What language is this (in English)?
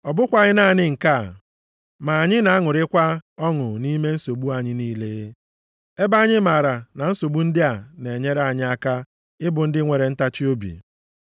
Igbo